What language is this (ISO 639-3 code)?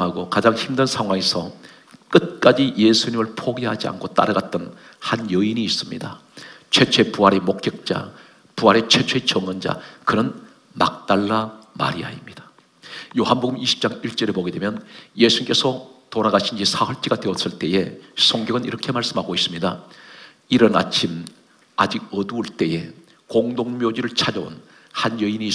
kor